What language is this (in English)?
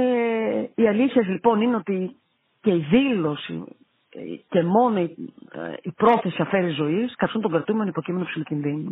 Greek